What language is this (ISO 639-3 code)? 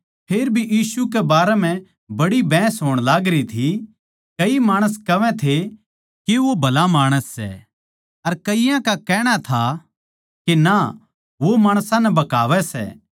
bgc